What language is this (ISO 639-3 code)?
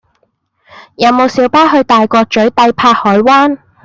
yue